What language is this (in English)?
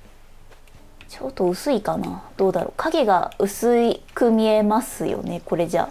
Japanese